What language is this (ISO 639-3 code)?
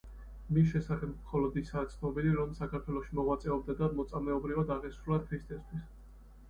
kat